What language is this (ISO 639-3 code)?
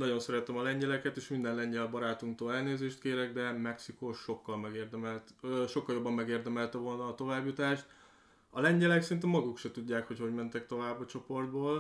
hun